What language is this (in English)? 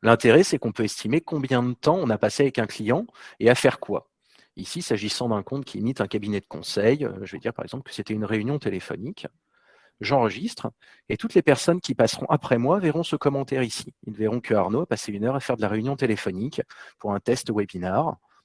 French